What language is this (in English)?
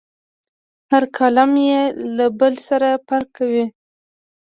Pashto